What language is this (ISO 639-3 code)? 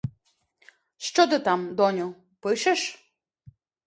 ukr